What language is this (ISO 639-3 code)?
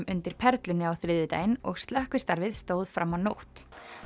isl